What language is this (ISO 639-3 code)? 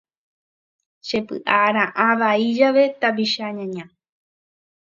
grn